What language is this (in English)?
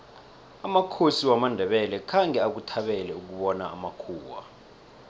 South Ndebele